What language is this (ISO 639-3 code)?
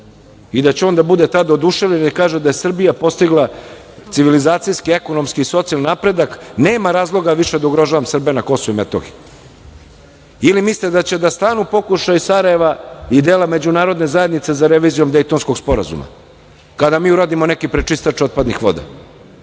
srp